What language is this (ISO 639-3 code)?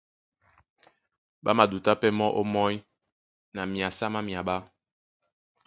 dua